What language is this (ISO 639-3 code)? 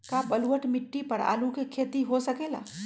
mag